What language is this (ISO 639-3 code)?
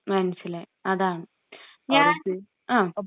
mal